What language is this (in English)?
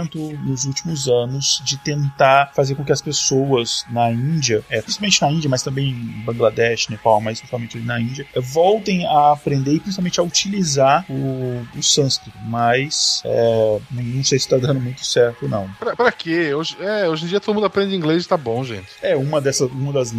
Portuguese